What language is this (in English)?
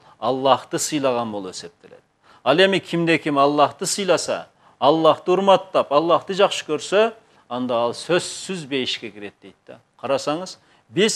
Turkish